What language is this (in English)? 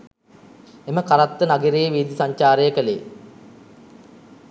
Sinhala